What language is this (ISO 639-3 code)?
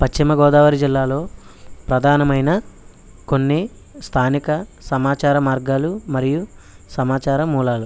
tel